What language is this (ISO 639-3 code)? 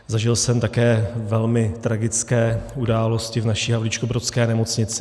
ces